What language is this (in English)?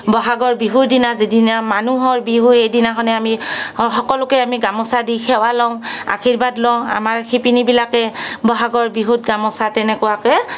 Assamese